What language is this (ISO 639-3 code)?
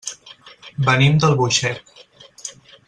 cat